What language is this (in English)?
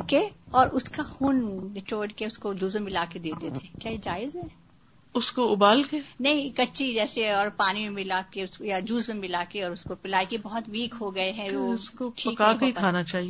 Urdu